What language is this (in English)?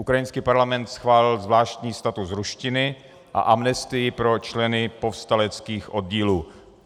Czech